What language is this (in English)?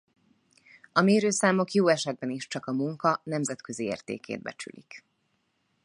Hungarian